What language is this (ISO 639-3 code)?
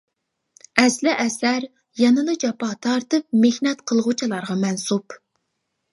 uig